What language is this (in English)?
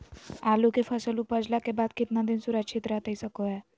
Magahi